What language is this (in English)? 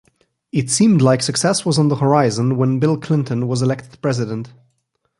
English